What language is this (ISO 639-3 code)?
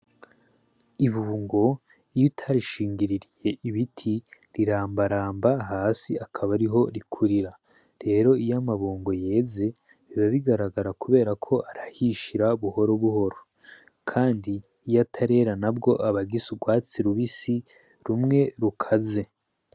run